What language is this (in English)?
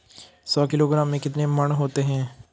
Hindi